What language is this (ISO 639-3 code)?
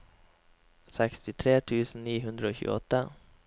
nor